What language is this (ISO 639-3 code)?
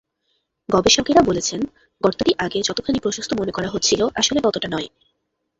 ben